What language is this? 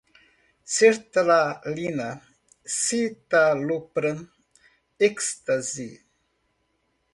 Portuguese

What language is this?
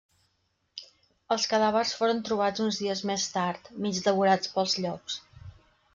Catalan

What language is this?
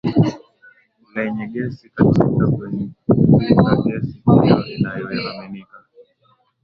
Swahili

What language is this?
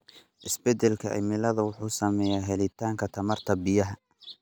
Somali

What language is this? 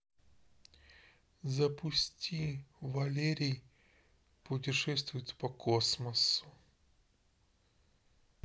Russian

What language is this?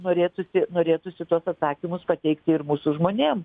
Lithuanian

